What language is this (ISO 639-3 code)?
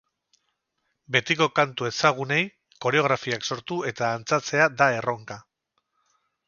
eus